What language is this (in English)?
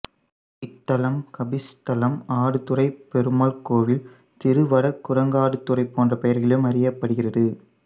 Tamil